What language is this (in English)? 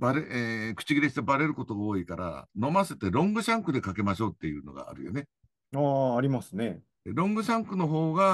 Japanese